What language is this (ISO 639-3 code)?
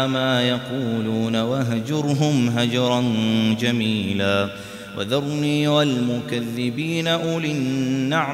ara